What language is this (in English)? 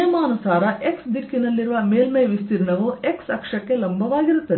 Kannada